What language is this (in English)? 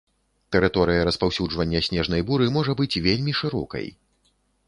Belarusian